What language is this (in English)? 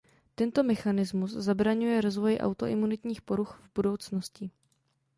Czech